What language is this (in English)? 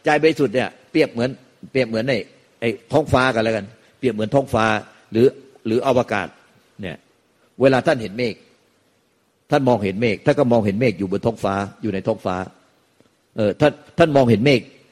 Thai